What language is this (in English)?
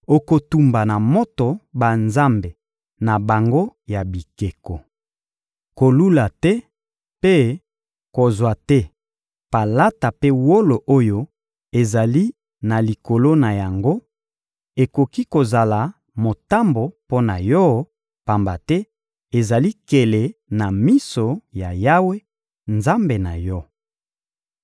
Lingala